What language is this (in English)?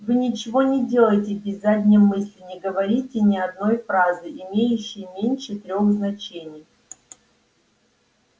Russian